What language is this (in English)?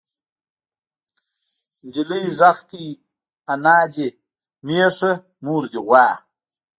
Pashto